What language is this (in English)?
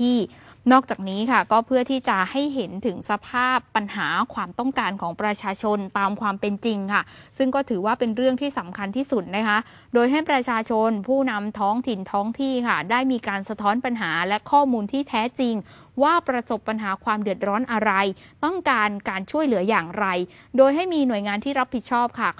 Thai